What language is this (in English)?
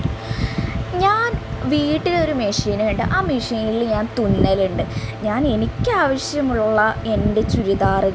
Malayalam